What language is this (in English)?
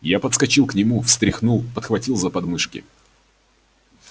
Russian